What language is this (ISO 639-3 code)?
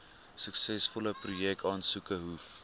afr